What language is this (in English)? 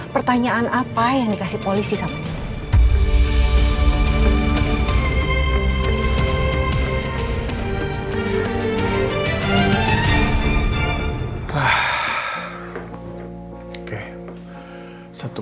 Indonesian